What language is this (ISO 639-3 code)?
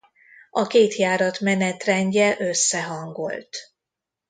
hun